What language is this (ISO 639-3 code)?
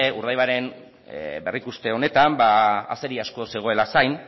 eus